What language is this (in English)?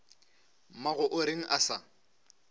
Northern Sotho